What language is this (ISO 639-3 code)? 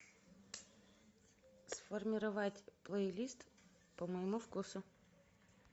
rus